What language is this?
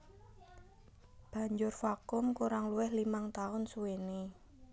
Javanese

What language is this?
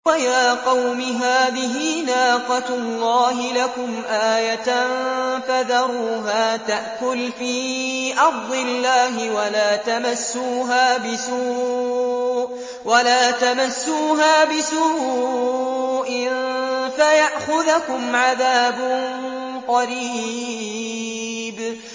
Arabic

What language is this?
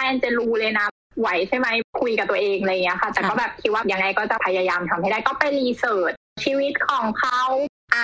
Thai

